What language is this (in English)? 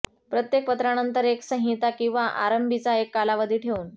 Marathi